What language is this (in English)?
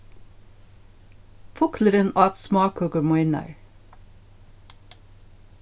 Faroese